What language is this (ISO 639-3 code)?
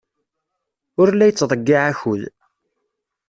kab